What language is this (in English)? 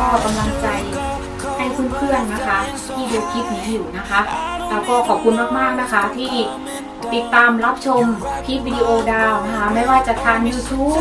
Thai